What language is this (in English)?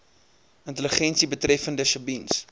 Afrikaans